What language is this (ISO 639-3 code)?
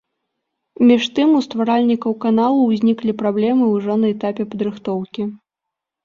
bel